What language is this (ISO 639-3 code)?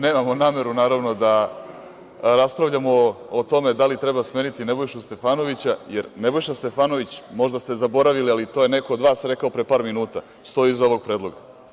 srp